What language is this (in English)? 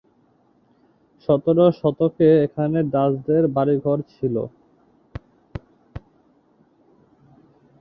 Bangla